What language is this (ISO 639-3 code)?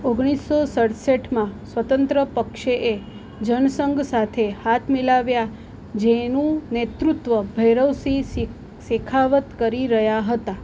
guj